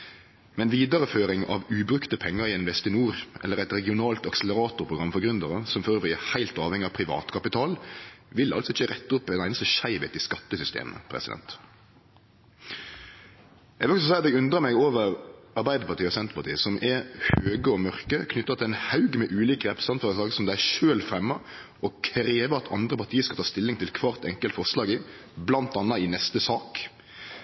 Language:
Norwegian Nynorsk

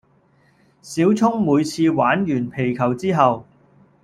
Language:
Cantonese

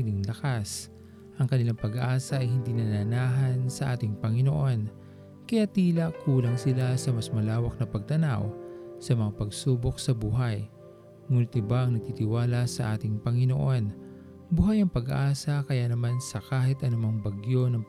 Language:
Filipino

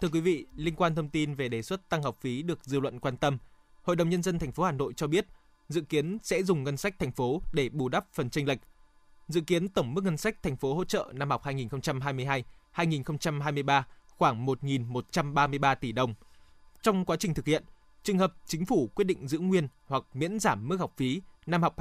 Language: Vietnamese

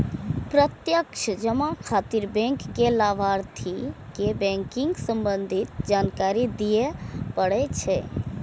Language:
Maithili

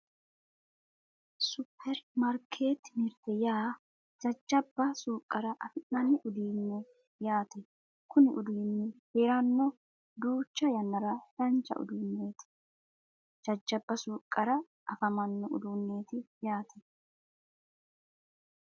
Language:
Sidamo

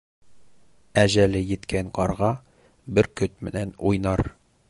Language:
Bashkir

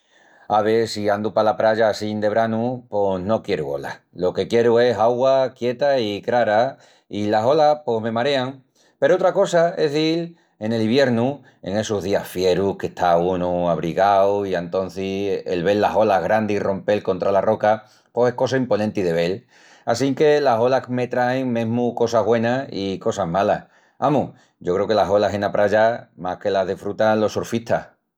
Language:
Extremaduran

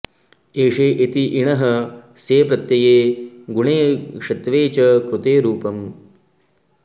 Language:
Sanskrit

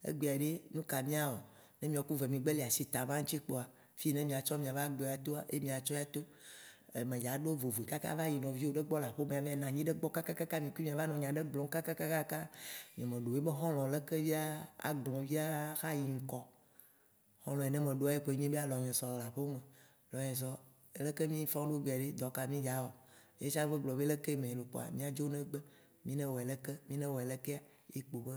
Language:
Waci Gbe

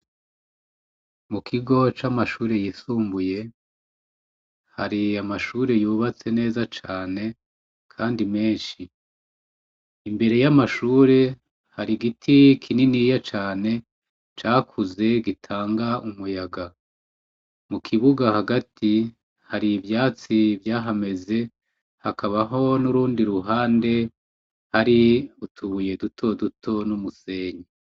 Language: Rundi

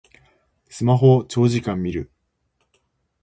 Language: Japanese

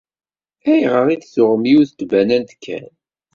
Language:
Kabyle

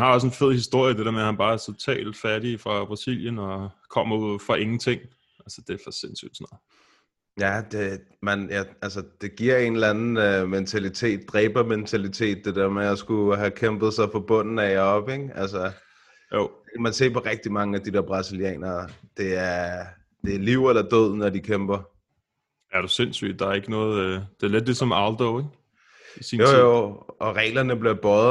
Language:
Danish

